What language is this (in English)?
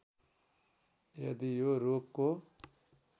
Nepali